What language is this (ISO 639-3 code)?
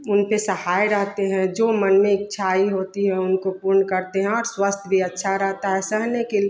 hin